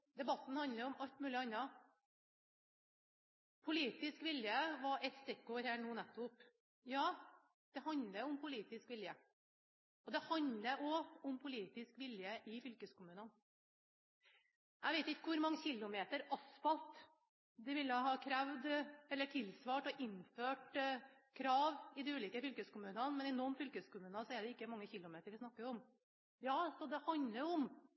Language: Norwegian Bokmål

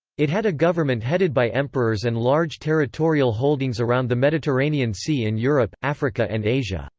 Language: English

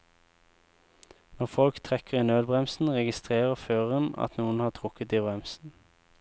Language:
Norwegian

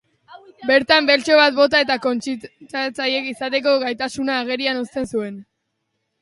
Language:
Basque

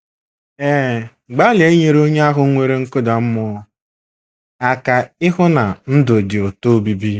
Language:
Igbo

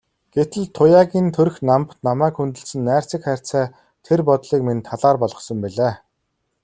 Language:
Mongolian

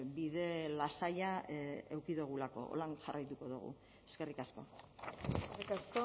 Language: Basque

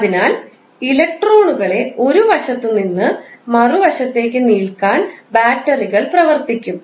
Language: Malayalam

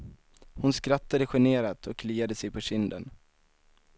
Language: Swedish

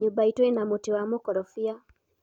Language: Kikuyu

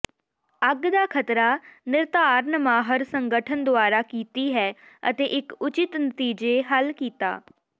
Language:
Punjabi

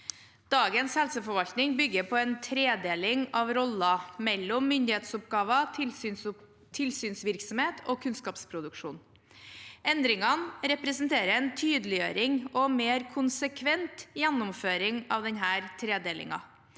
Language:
Norwegian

